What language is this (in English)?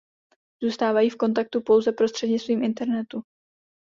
Czech